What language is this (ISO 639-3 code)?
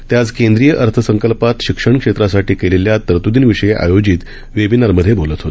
mar